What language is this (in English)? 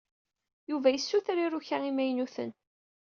Kabyle